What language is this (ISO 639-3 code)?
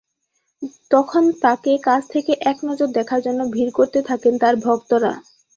ben